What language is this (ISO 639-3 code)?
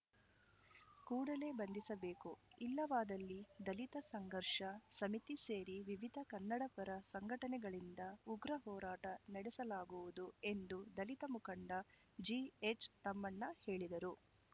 kan